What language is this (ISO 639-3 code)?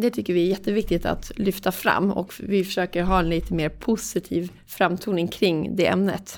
swe